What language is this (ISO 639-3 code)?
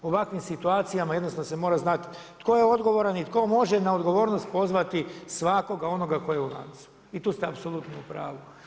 hrv